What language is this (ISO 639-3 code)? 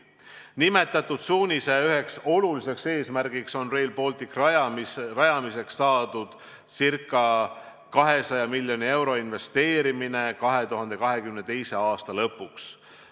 est